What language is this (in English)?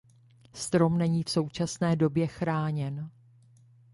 Czech